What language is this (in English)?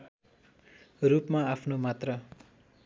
Nepali